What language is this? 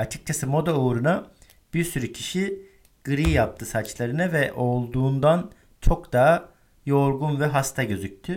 Turkish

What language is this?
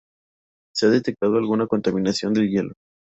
Spanish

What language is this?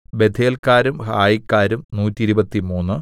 Malayalam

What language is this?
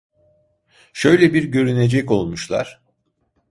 Turkish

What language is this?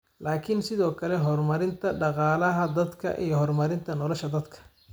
Somali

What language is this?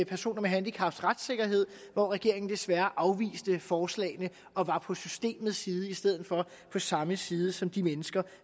Danish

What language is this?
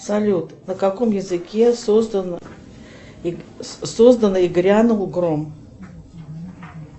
Russian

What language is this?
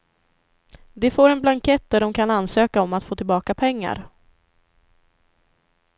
Swedish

